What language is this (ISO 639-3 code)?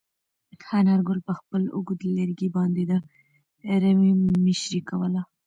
pus